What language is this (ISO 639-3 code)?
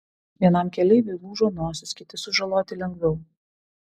lit